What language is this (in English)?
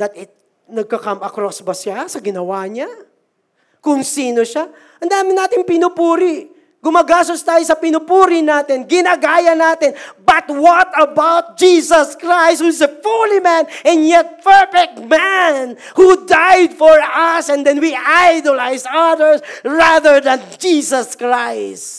Filipino